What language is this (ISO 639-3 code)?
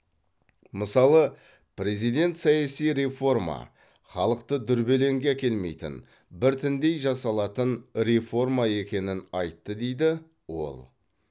kaz